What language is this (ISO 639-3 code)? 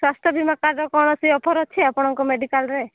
ori